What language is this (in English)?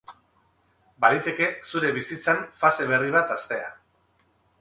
Basque